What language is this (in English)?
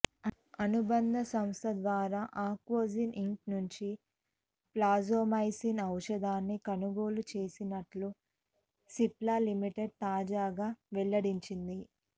Telugu